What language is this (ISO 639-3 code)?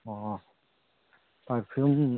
mni